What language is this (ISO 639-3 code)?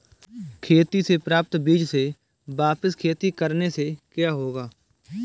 hin